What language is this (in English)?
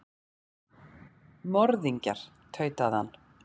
Icelandic